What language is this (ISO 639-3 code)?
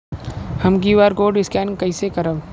bho